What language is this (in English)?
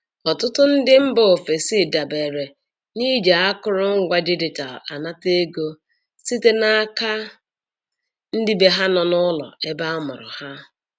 Igbo